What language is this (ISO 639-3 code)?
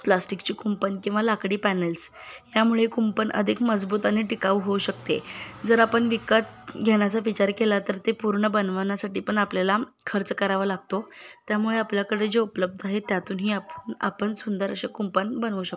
mar